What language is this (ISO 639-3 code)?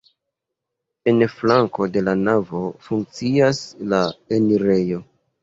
epo